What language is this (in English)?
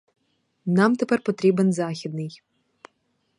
Ukrainian